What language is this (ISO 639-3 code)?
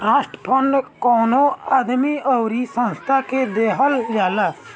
bho